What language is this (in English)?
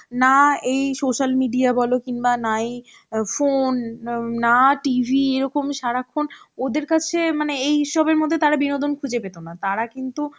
Bangla